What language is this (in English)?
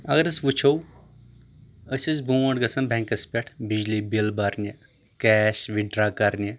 Kashmiri